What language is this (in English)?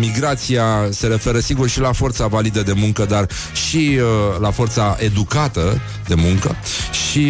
Romanian